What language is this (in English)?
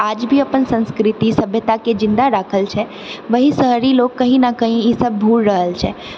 Maithili